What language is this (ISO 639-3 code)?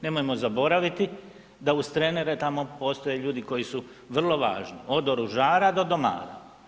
hrv